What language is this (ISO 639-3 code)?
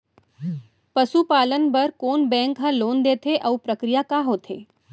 hne